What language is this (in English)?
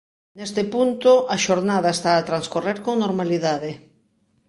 Galician